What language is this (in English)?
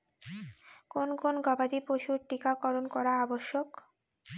Bangla